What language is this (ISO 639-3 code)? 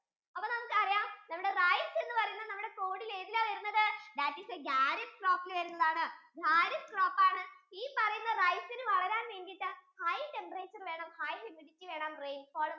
mal